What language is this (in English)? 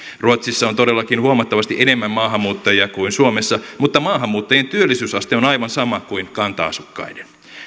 Finnish